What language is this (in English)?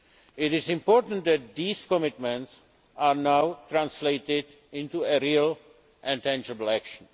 English